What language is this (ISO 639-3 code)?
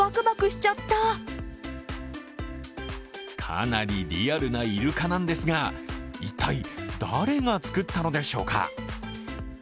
jpn